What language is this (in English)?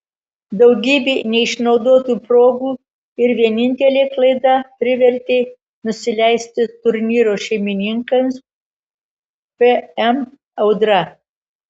Lithuanian